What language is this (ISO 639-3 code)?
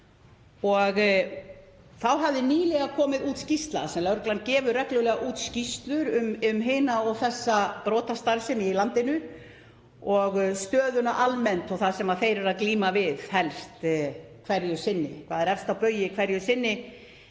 isl